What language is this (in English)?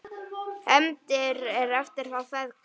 Icelandic